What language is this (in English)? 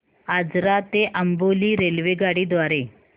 Marathi